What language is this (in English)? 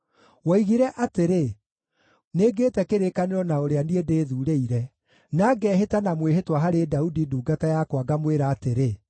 Kikuyu